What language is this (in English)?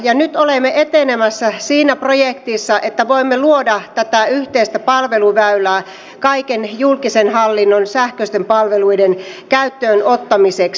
Finnish